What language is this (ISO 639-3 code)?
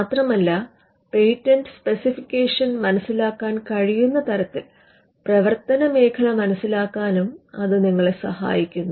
mal